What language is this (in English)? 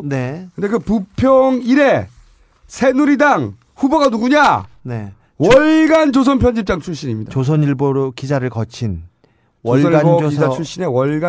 Korean